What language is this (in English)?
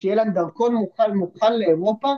Hebrew